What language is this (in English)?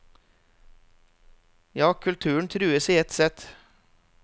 Norwegian